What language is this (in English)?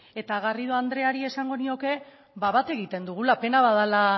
Basque